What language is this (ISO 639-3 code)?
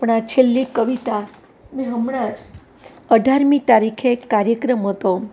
guj